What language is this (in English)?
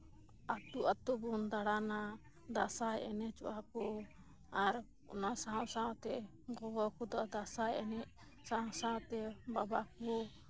Santali